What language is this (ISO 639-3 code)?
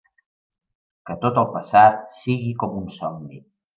cat